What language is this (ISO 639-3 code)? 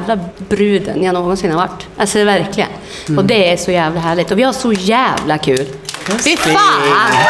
swe